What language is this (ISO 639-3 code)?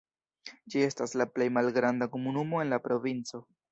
epo